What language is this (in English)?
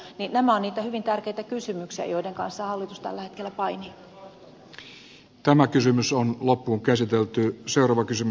Finnish